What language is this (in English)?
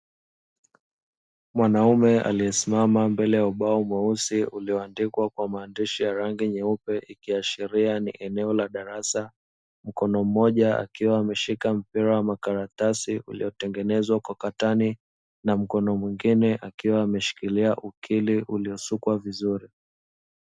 Swahili